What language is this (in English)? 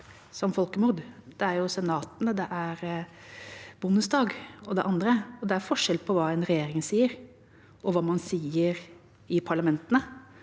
Norwegian